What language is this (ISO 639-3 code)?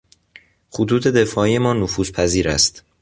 fas